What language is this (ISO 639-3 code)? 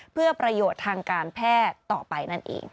tha